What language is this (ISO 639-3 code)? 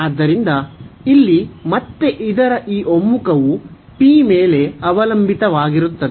kan